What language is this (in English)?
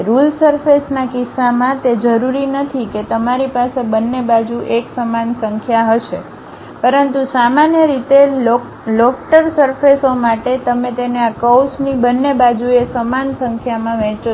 Gujarati